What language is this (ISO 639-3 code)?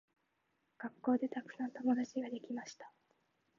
jpn